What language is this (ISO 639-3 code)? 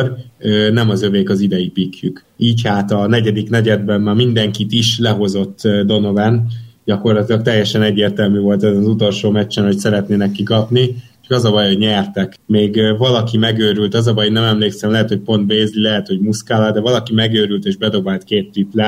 hun